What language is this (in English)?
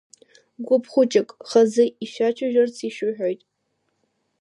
Abkhazian